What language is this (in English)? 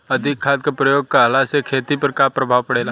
Bhojpuri